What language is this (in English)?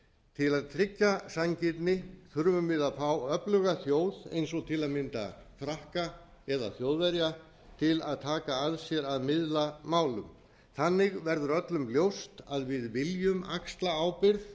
Icelandic